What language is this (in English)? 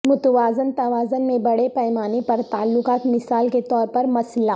Urdu